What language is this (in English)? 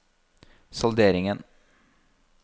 Norwegian